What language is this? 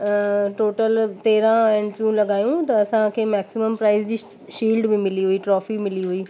Sindhi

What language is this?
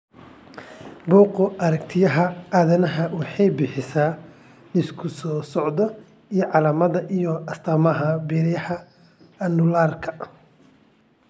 Somali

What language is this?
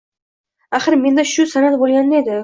Uzbek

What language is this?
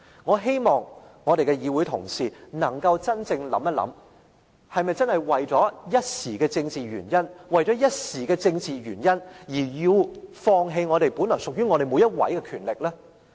Cantonese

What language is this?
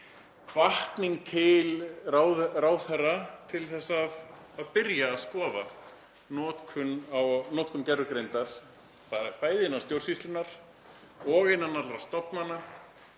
Icelandic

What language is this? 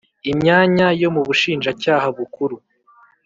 Kinyarwanda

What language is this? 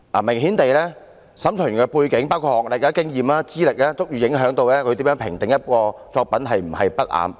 Cantonese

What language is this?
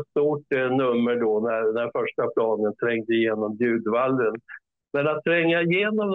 Swedish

